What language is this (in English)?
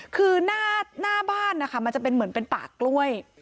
Thai